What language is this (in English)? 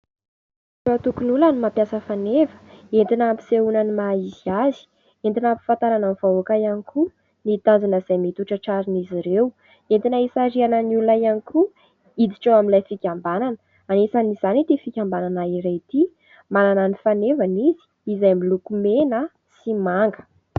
Malagasy